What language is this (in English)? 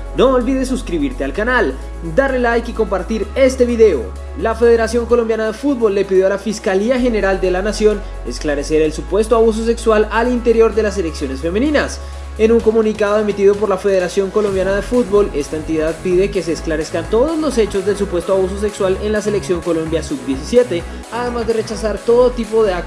Spanish